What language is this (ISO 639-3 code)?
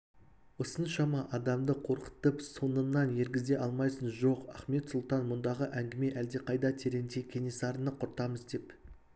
kaz